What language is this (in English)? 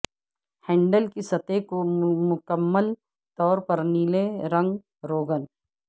Urdu